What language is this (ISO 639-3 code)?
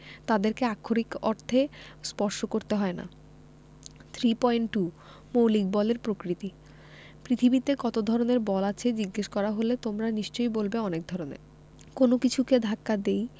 ben